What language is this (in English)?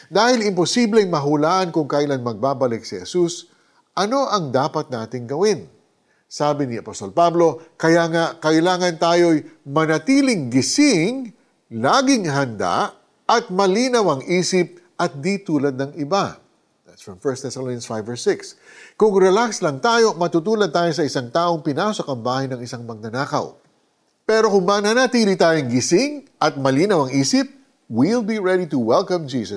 Filipino